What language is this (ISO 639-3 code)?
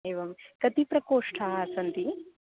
san